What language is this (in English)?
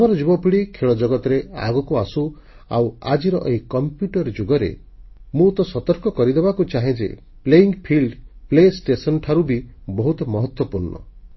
Odia